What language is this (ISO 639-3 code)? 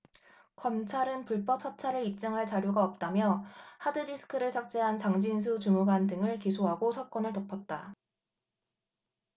kor